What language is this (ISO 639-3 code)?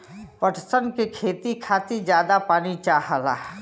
bho